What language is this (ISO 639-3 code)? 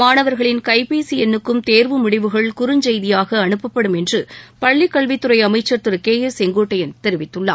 tam